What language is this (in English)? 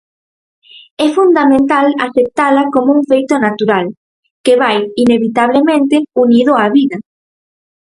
Galician